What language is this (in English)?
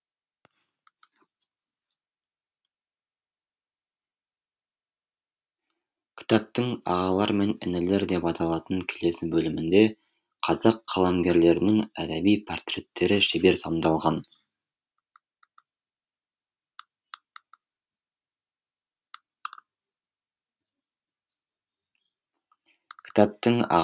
Kazakh